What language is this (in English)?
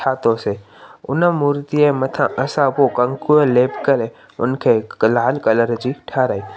Sindhi